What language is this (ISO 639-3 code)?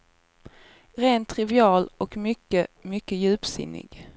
swe